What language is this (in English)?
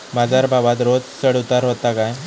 Marathi